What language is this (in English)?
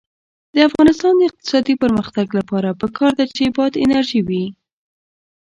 Pashto